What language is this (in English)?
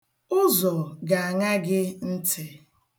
Igbo